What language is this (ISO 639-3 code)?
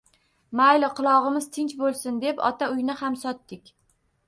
uzb